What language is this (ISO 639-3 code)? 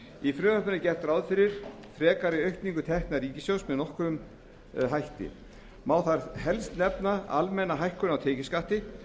isl